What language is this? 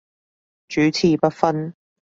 Cantonese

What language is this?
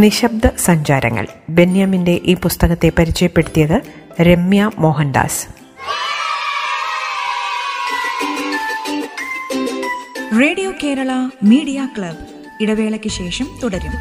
Malayalam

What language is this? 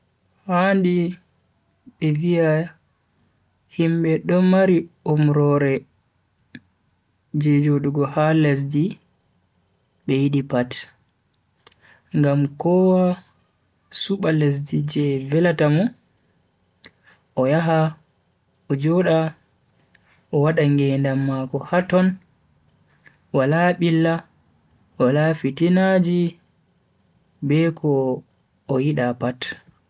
Bagirmi Fulfulde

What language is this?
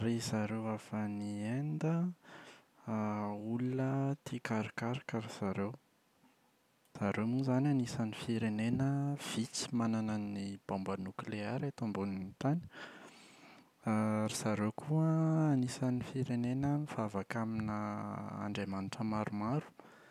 Malagasy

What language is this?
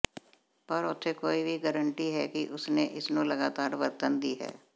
Punjabi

